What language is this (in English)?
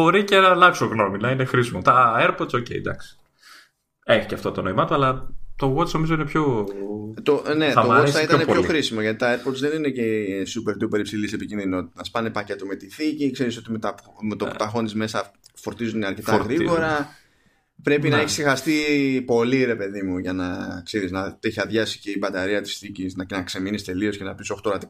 Greek